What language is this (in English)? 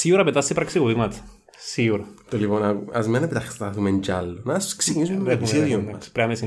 Greek